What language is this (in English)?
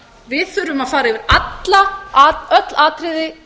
Icelandic